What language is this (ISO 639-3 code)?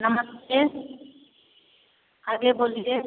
mai